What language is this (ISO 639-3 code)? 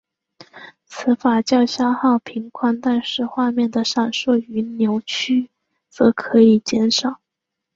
zho